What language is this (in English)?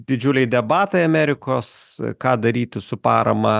Lithuanian